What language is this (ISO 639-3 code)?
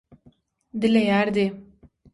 tuk